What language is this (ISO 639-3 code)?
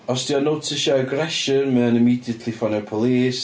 cym